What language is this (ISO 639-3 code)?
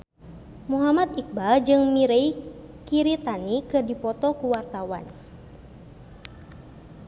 sun